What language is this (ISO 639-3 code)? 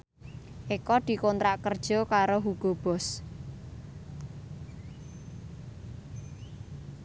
jav